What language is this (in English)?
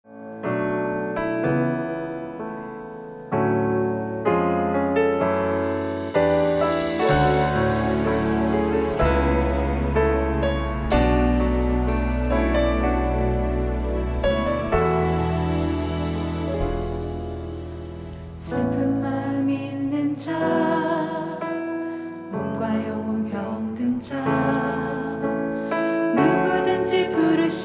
Korean